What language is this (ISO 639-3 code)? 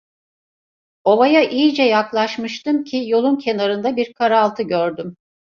tur